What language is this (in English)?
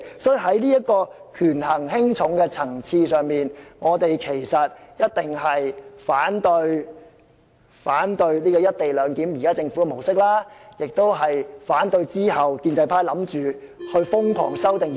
Cantonese